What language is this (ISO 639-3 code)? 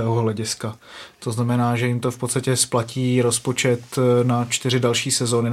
ces